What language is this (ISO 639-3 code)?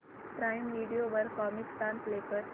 mar